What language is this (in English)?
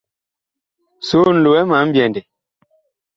Bakoko